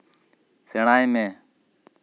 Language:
Santali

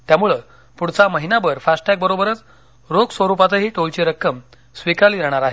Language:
Marathi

